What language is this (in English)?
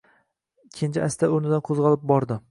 Uzbek